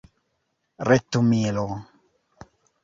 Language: Esperanto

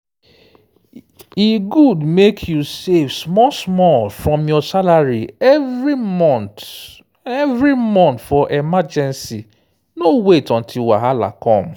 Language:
Nigerian Pidgin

